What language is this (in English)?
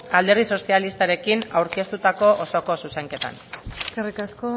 Basque